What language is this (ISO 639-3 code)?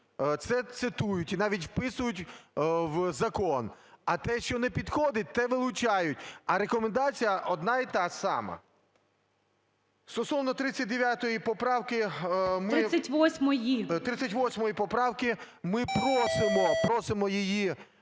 ukr